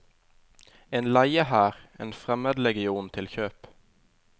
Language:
Norwegian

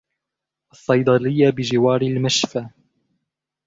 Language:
Arabic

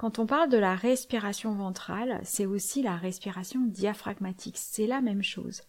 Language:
French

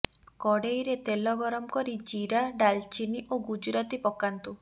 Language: Odia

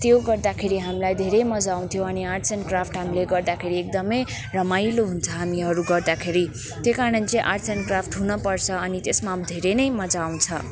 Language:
Nepali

